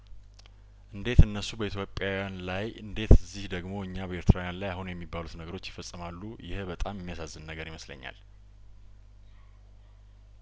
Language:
Amharic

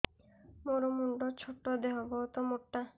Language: Odia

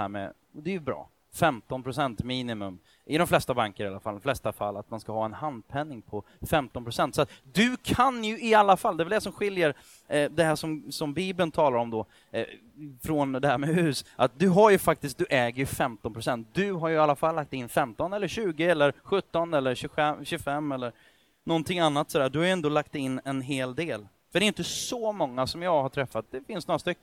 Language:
Swedish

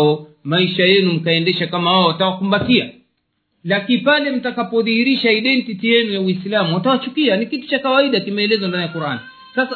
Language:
Swahili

